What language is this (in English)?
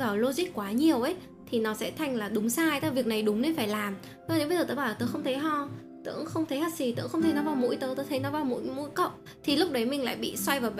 Vietnamese